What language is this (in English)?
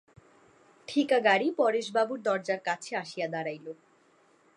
Bangla